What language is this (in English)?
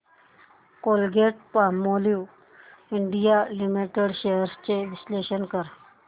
Marathi